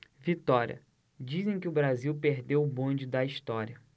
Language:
Portuguese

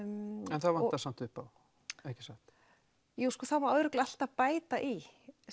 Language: Icelandic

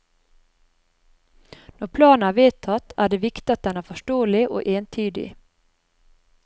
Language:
Norwegian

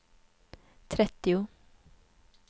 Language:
Swedish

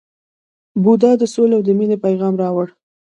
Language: Pashto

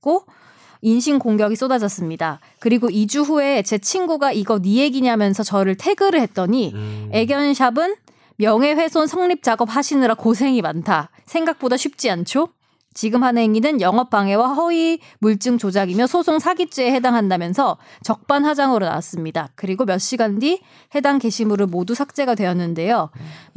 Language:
Korean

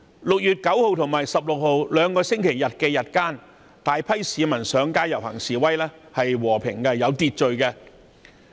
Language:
Cantonese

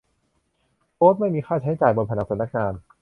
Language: Thai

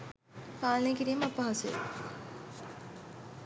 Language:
Sinhala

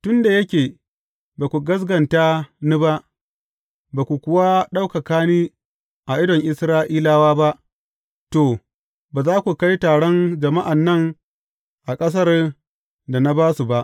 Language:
Hausa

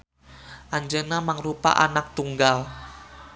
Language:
Sundanese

